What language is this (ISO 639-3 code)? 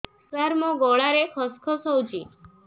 ori